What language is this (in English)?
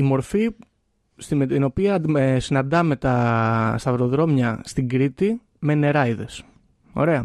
Greek